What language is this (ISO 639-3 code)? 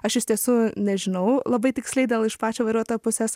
lit